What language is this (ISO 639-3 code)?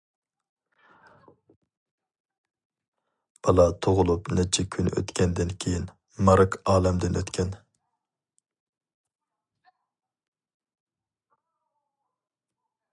uig